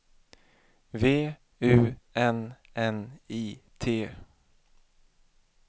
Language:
Swedish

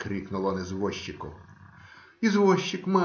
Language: Russian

